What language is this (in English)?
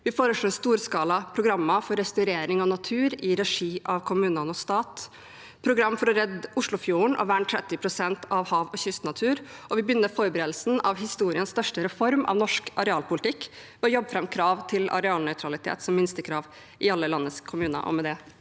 Norwegian